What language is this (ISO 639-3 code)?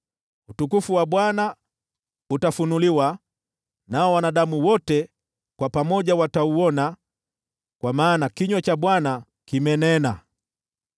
swa